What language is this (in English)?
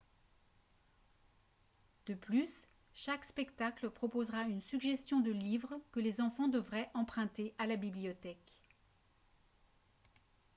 French